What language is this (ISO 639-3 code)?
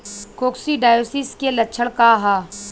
bho